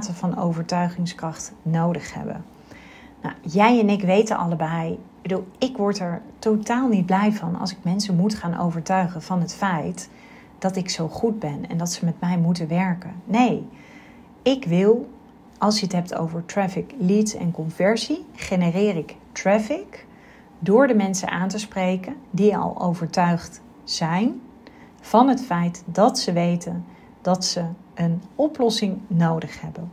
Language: Dutch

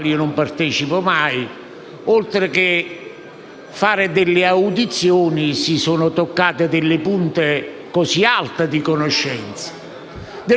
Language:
Italian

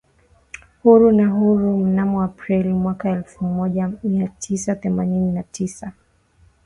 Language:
Swahili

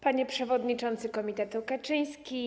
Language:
Polish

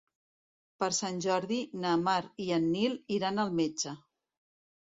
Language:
Catalan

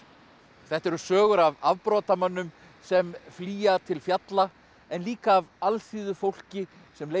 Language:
Icelandic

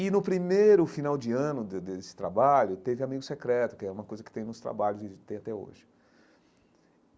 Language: Portuguese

